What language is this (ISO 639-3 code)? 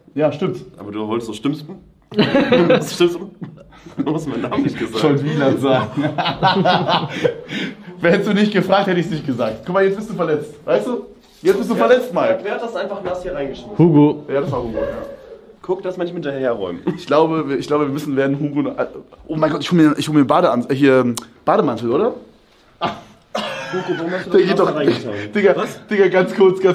deu